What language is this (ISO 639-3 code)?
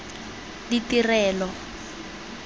tsn